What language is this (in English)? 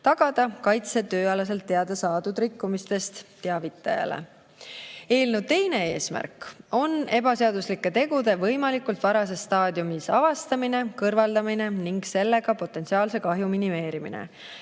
Estonian